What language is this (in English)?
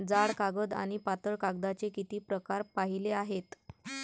Marathi